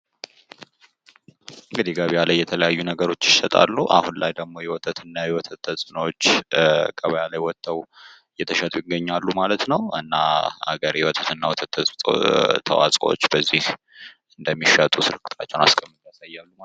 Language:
Amharic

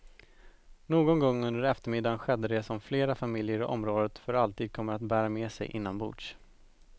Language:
Swedish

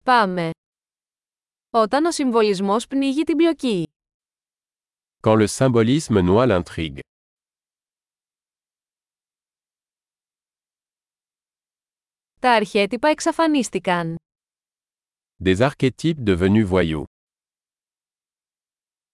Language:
Greek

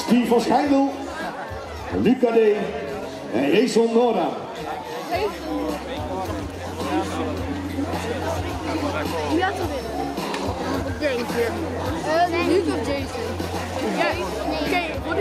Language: Dutch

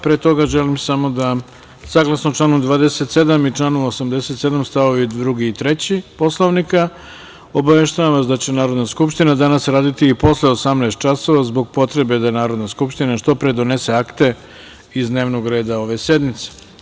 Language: Serbian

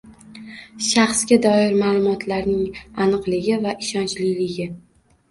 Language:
Uzbek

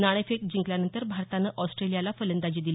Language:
Marathi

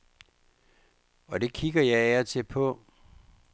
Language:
Danish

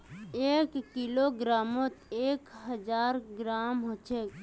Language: Magahi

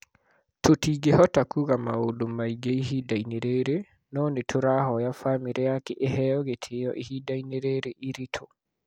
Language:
Kikuyu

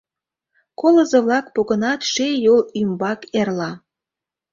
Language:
Mari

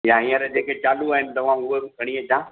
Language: Sindhi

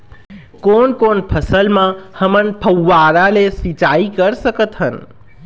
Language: Chhattisgarhi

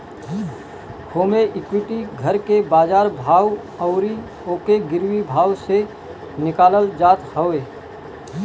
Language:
Bhojpuri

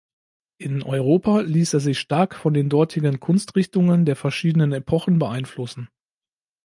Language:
German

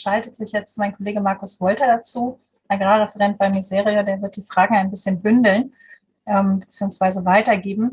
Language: German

